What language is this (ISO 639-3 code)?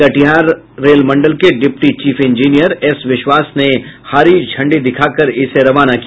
hin